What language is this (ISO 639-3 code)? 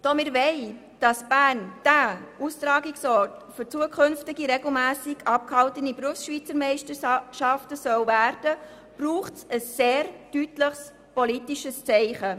gsw